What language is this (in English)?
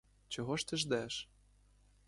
Ukrainian